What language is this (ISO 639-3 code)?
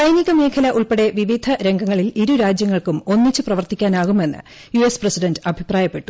mal